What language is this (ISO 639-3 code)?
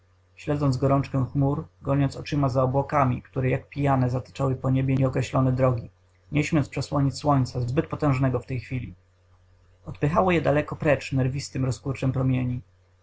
pol